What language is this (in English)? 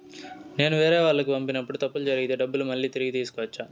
Telugu